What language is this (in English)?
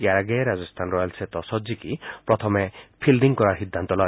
Assamese